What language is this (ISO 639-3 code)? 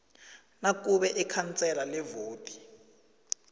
nbl